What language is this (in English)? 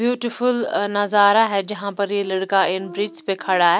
Hindi